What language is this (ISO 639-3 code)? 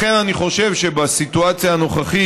heb